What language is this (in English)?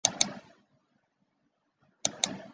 Chinese